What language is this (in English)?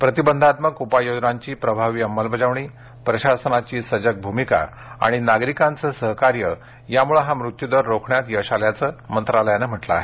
Marathi